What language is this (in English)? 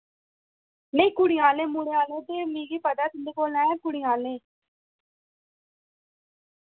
Dogri